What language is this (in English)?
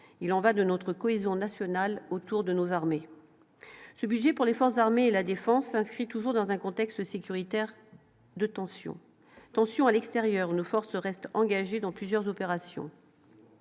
French